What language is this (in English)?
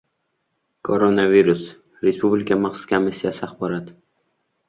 Uzbek